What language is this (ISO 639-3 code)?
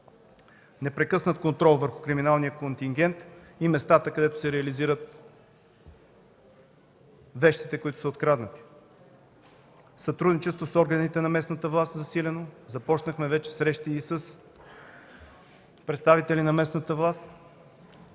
bul